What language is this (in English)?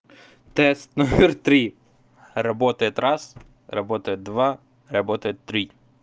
Russian